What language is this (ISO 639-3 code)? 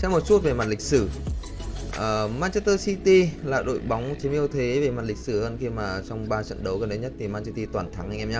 vie